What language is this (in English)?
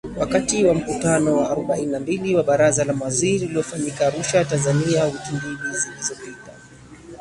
Swahili